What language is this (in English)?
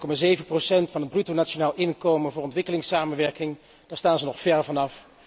Dutch